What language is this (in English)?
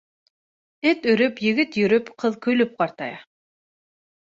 Bashkir